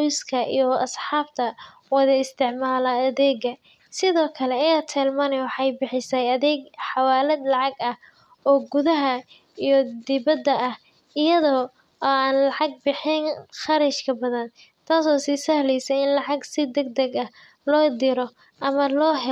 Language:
Somali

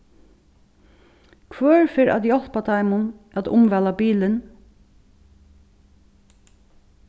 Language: Faroese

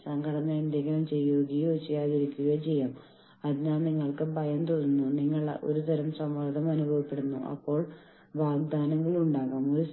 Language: Malayalam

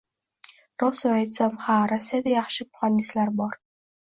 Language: Uzbek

